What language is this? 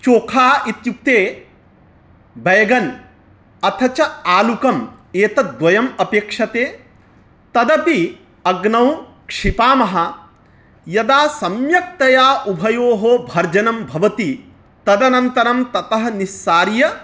Sanskrit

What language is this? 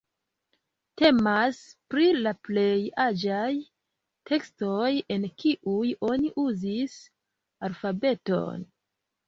Esperanto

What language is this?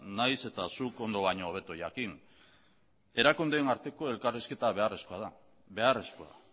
Basque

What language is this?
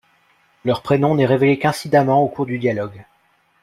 French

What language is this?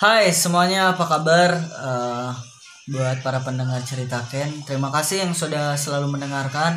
Indonesian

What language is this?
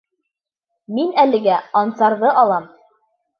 Bashkir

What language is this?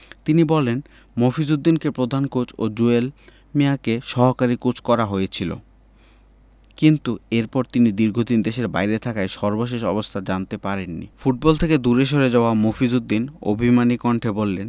Bangla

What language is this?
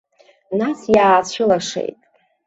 Abkhazian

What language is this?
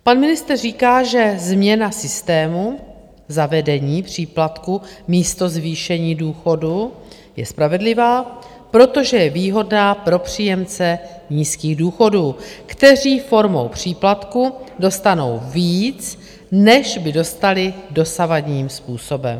Czech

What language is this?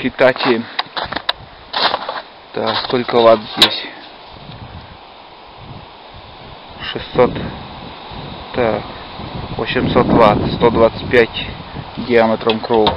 Russian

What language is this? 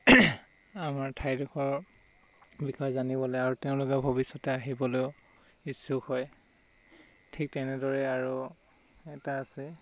Assamese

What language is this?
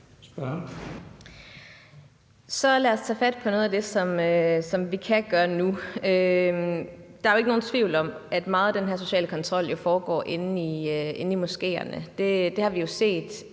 Danish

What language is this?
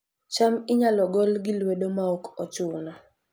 Luo (Kenya and Tanzania)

